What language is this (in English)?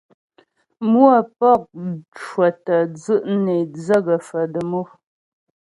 Ghomala